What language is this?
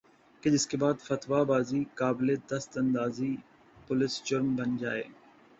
Urdu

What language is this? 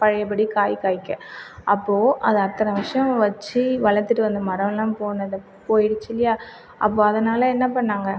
Tamil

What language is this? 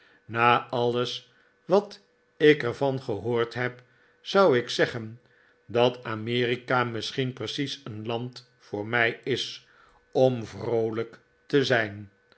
Dutch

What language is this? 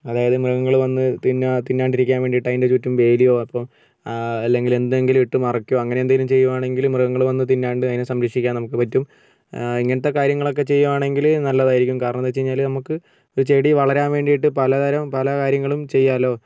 Malayalam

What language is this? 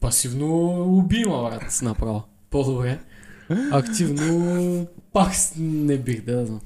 Bulgarian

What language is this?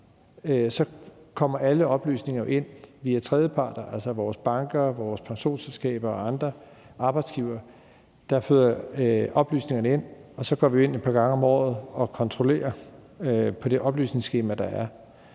Danish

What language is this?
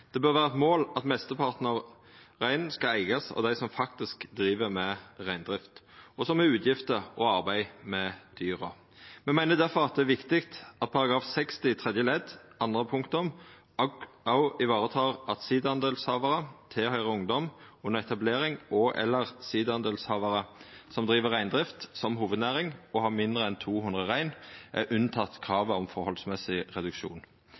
Norwegian Nynorsk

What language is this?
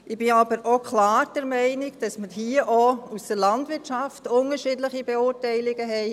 Swiss German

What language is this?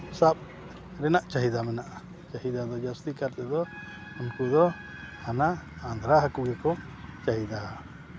Santali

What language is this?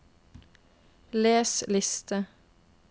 Norwegian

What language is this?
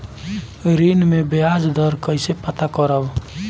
Bhojpuri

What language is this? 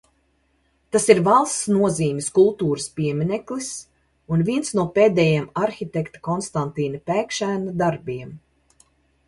Latvian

